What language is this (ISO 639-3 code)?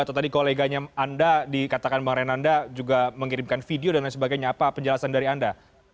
ind